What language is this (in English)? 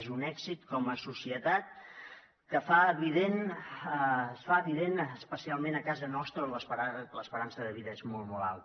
Catalan